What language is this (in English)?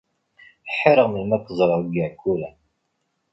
Kabyle